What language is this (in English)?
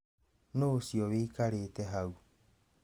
Kikuyu